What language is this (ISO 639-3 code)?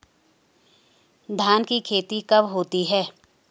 hin